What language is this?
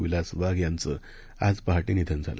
Marathi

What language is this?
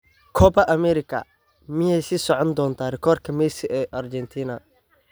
Somali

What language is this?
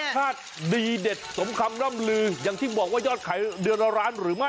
Thai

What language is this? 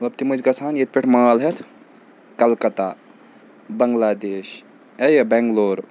Kashmiri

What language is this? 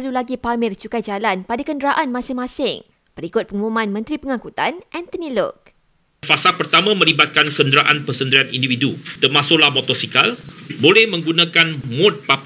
Malay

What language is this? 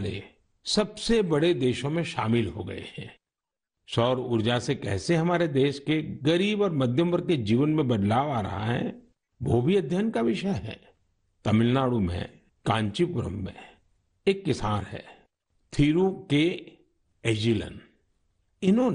Hindi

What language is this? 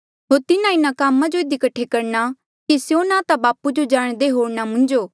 Mandeali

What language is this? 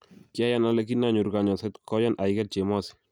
Kalenjin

